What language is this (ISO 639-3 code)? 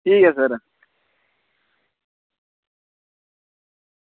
doi